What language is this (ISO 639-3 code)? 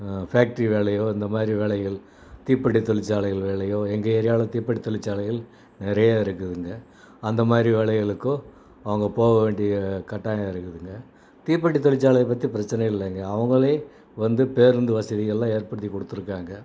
tam